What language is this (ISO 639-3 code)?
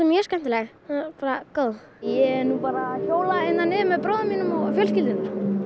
isl